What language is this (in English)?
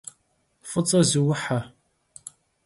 Kabardian